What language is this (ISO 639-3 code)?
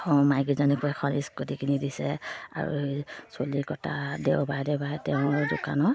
asm